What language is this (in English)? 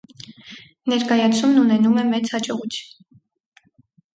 Armenian